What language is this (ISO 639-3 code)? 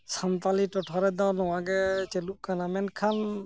sat